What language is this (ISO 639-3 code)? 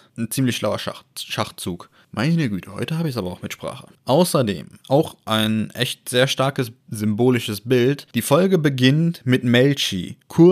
deu